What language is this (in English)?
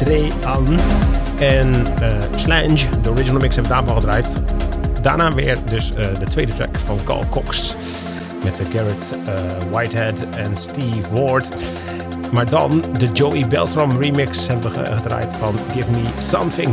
Dutch